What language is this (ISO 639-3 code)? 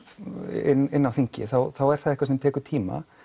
isl